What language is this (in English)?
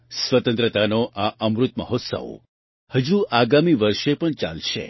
Gujarati